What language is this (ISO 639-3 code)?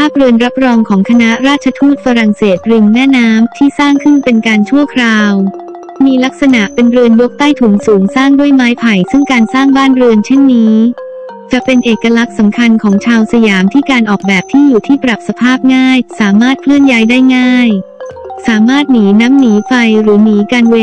tha